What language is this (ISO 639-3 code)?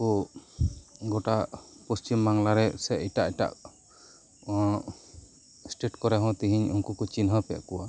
sat